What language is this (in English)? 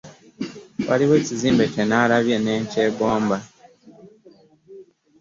Ganda